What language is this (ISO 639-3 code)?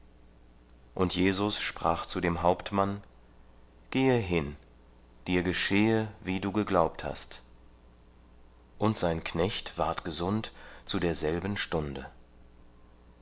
deu